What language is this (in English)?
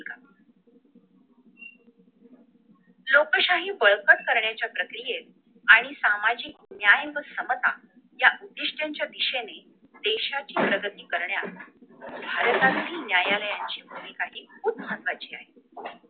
Marathi